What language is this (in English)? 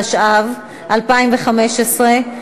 Hebrew